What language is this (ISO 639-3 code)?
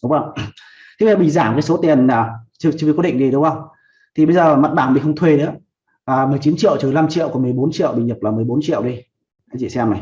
vie